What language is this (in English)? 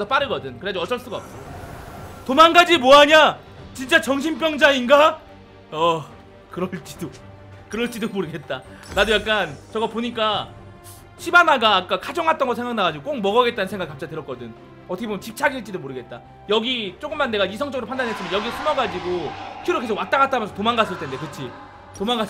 Korean